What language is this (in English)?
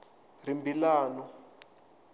Tsonga